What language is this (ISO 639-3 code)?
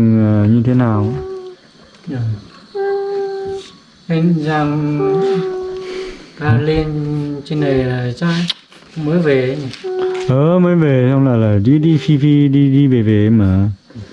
vie